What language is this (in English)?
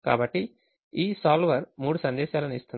Telugu